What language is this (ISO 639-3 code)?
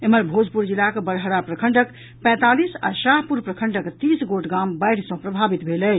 mai